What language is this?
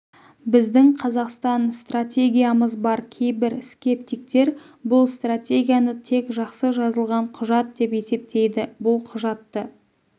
Kazakh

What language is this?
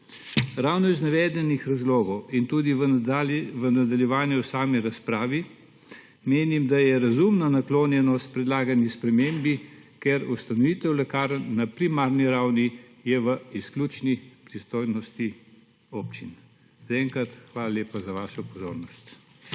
Slovenian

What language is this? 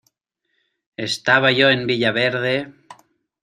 Spanish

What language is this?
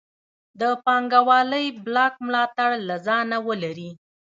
Pashto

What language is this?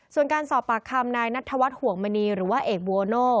Thai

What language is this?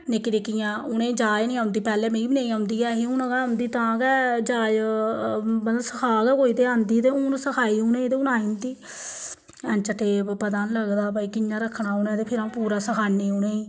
Dogri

